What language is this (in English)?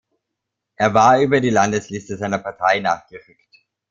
German